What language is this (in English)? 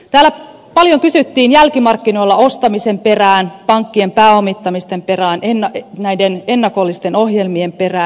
Finnish